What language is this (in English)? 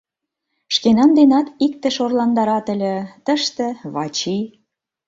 Mari